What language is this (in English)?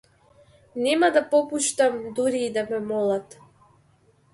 Macedonian